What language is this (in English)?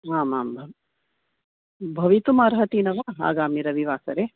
Sanskrit